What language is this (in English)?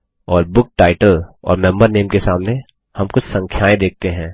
Hindi